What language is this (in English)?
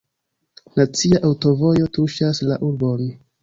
Esperanto